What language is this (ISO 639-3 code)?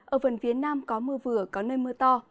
vie